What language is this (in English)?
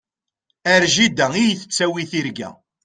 Kabyle